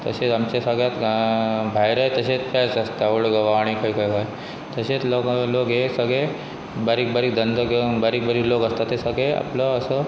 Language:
Konkani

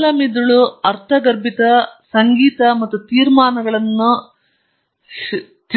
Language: Kannada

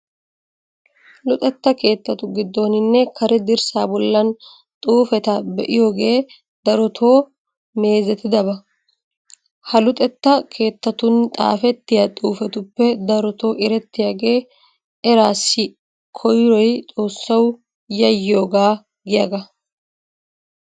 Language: Wolaytta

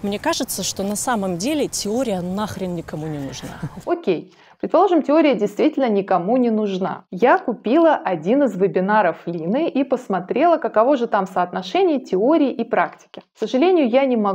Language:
Russian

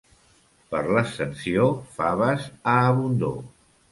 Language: Catalan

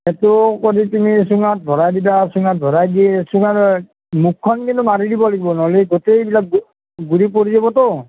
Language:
Assamese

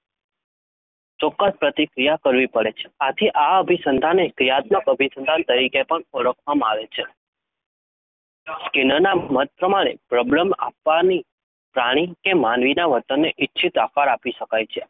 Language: Gujarati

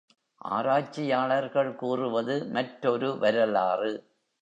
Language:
Tamil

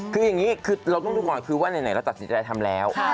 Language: Thai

